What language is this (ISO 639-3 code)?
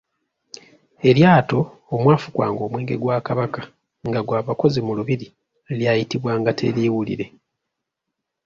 lug